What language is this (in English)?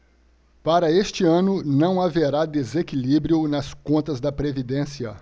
Portuguese